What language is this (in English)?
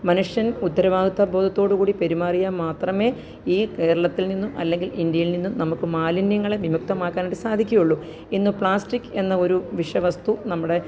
Malayalam